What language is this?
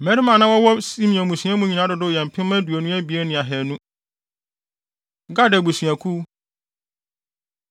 Akan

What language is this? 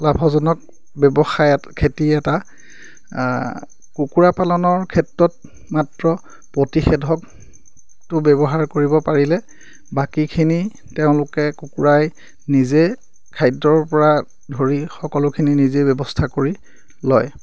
Assamese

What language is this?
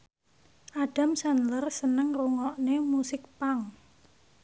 Javanese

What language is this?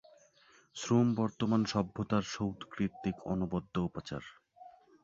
Bangla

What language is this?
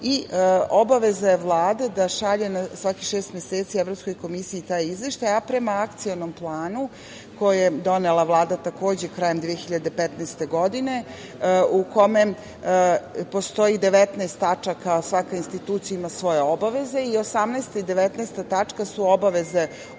Serbian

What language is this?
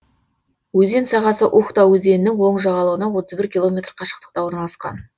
Kazakh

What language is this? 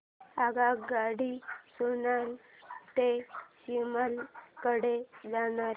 Marathi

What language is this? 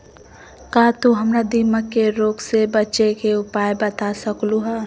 Magahi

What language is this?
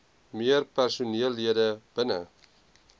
Afrikaans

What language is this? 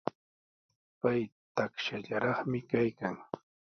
Sihuas Ancash Quechua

